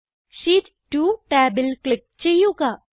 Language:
Malayalam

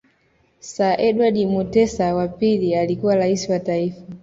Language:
Swahili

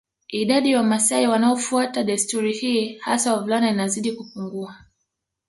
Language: Swahili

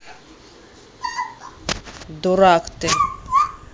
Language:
Russian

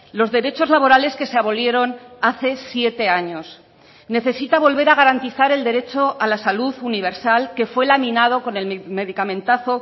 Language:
Spanish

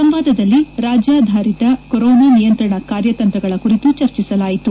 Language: Kannada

